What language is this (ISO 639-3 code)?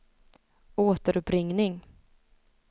swe